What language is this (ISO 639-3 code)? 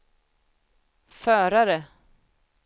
swe